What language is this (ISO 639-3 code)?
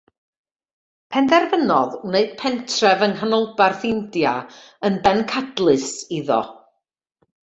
cym